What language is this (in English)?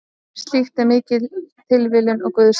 Icelandic